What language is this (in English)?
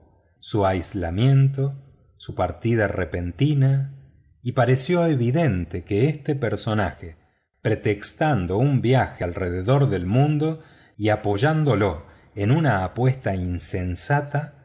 Spanish